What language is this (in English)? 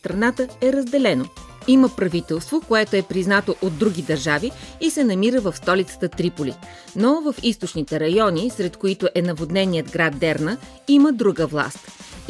Bulgarian